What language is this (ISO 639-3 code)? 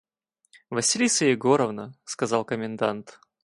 rus